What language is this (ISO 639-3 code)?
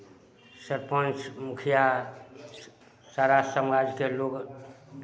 mai